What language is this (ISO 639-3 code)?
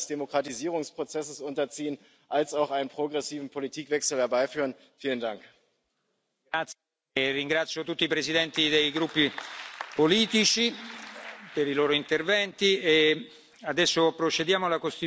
deu